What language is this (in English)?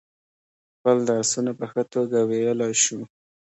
Pashto